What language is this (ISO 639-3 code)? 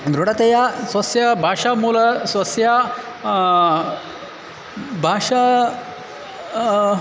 san